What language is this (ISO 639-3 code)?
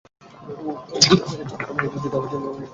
ben